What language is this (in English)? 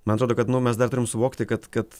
Lithuanian